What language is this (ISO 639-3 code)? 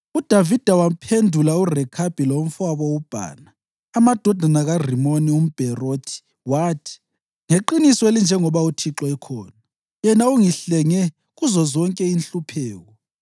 nde